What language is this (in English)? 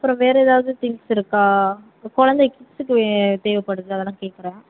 Tamil